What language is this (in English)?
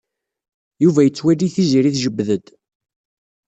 Kabyle